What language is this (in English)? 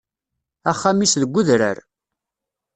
Kabyle